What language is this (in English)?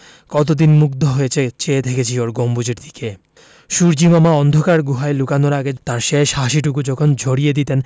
Bangla